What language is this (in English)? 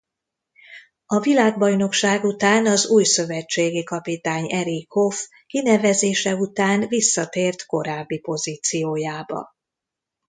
Hungarian